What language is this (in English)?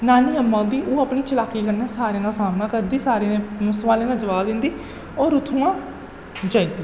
Dogri